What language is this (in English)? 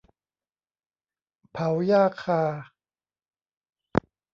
Thai